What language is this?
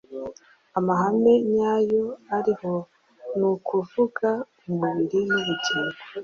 Kinyarwanda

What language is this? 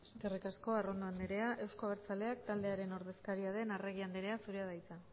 Basque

